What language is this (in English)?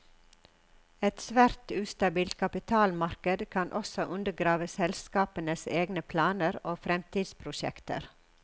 Norwegian